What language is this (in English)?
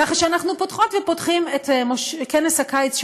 Hebrew